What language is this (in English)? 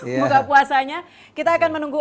Indonesian